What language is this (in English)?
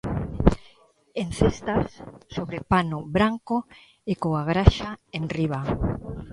Galician